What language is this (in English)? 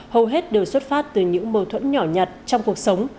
Vietnamese